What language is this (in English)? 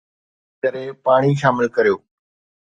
Sindhi